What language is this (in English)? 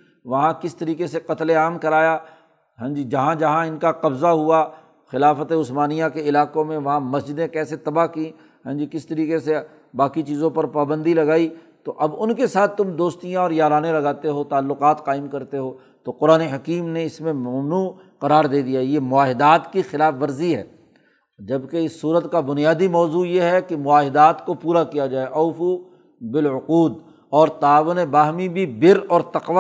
Urdu